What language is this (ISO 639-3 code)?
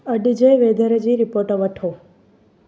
snd